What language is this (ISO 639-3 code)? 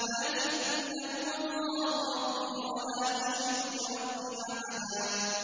ara